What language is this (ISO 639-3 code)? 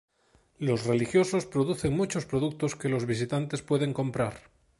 spa